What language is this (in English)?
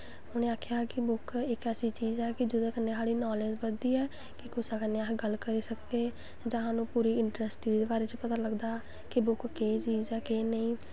Dogri